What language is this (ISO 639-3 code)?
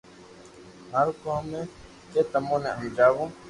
lrk